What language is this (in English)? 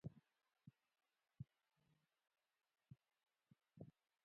Pashto